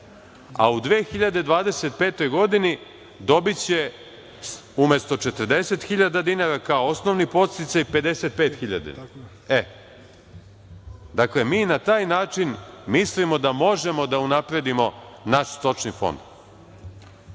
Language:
Serbian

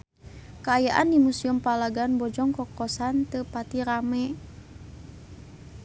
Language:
Sundanese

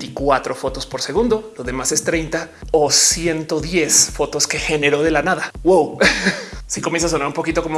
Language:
Spanish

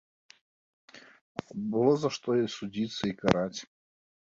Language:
Belarusian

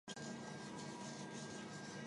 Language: Chinese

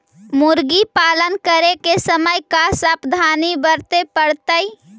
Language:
Magahi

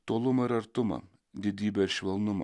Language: Lithuanian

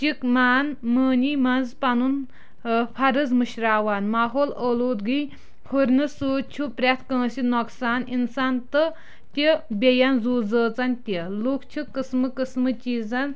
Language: Kashmiri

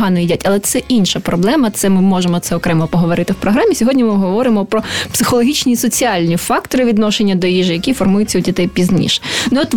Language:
Ukrainian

